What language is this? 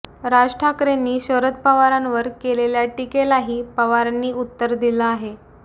Marathi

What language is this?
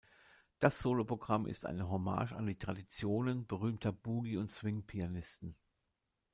German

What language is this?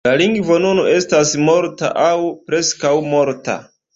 Esperanto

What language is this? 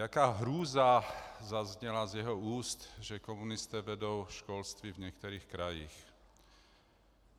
Czech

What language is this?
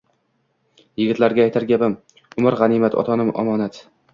Uzbek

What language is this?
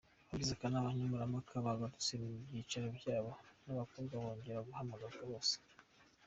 Kinyarwanda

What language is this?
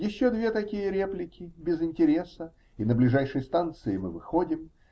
Russian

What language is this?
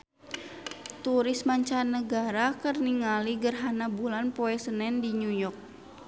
Sundanese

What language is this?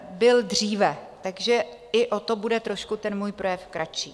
Czech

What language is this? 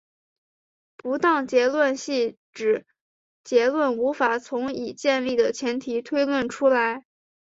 Chinese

